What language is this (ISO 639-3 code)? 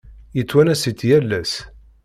kab